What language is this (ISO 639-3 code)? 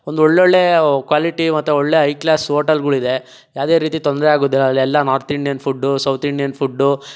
kan